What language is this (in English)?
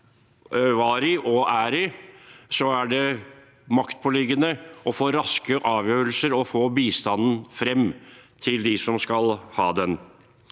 Norwegian